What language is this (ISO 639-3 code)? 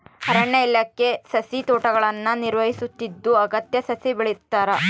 kan